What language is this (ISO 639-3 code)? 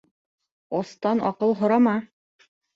bak